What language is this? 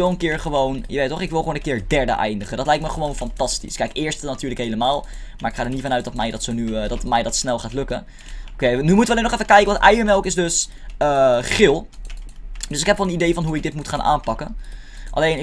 Dutch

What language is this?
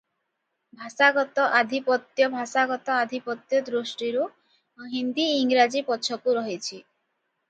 Odia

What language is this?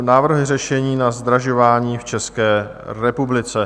Czech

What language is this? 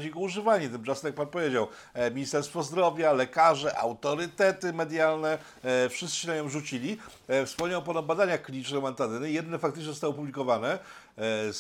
Polish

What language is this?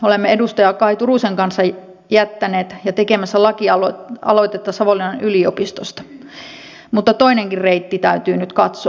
Finnish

